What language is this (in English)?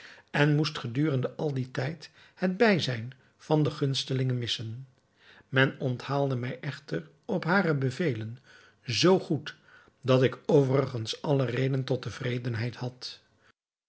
Dutch